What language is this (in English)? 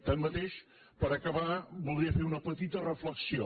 Catalan